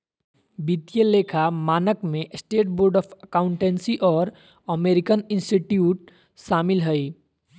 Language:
Magahi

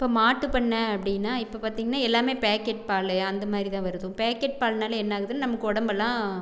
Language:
Tamil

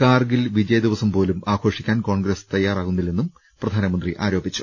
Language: Malayalam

